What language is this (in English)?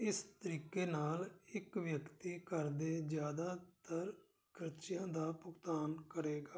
Punjabi